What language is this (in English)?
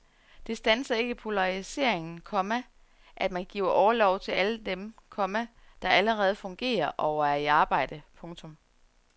Danish